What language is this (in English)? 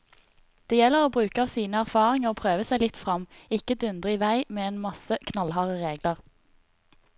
Norwegian